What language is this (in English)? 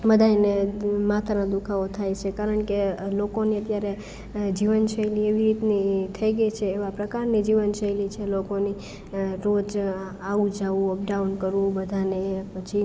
Gujarati